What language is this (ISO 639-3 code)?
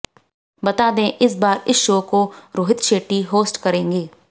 hin